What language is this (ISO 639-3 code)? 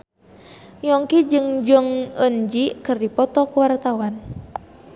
sun